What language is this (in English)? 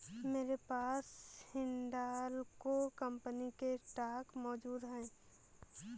Hindi